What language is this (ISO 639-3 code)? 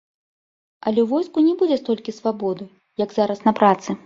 bel